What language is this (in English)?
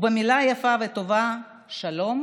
Hebrew